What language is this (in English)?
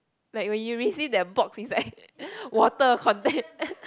English